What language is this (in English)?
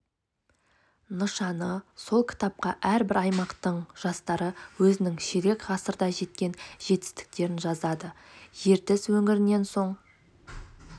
Kazakh